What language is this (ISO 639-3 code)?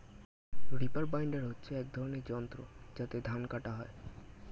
ben